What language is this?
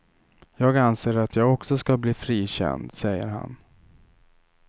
Swedish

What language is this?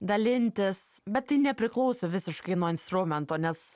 Lithuanian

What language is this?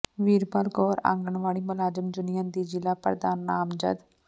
Punjabi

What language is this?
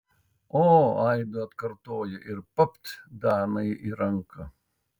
Lithuanian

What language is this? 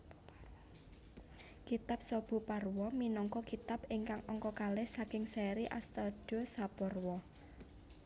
Javanese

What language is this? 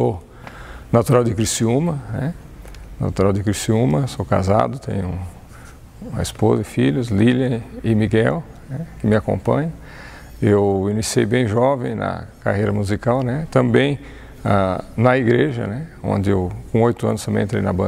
Portuguese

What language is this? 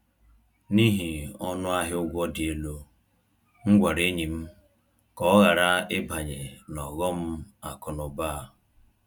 Igbo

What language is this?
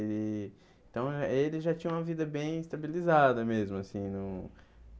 Portuguese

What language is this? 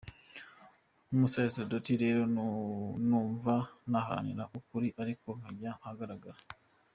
Kinyarwanda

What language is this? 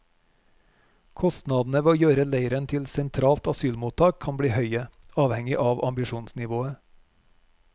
Norwegian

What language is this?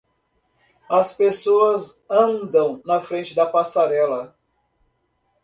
Portuguese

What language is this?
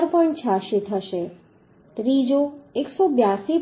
Gujarati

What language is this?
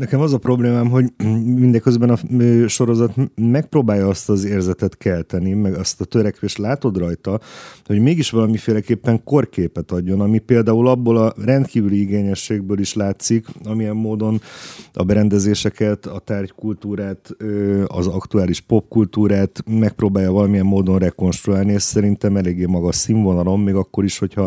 Hungarian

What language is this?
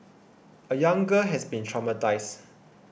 English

